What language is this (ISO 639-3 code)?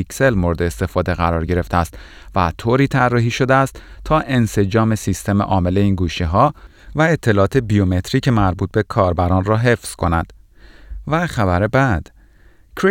fas